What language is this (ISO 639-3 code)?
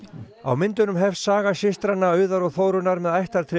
isl